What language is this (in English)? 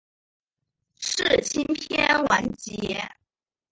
Chinese